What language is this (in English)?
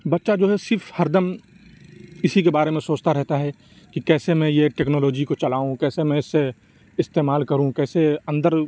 Urdu